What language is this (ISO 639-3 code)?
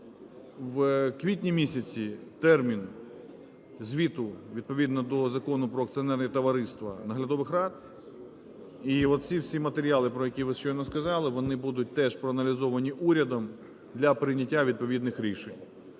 ukr